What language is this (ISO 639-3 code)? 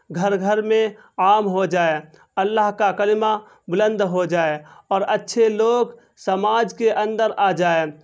urd